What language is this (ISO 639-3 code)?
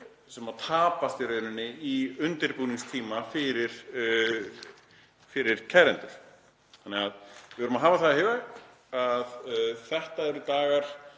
isl